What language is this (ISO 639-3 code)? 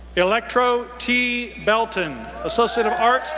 eng